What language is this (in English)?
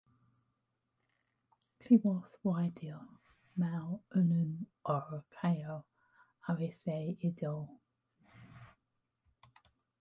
Welsh